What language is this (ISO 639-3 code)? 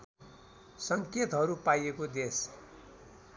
nep